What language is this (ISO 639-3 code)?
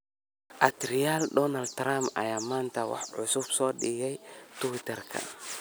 som